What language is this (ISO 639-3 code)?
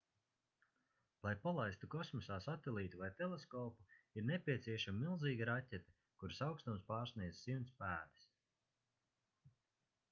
lav